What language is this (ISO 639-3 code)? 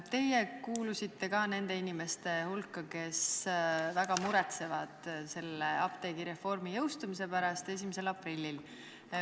est